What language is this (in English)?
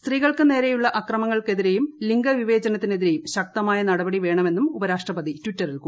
Malayalam